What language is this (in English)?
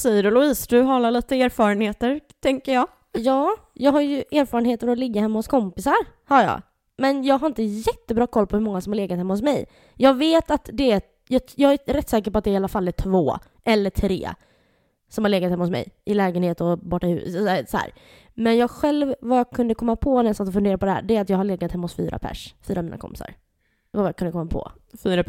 Swedish